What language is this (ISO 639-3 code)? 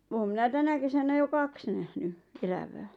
fin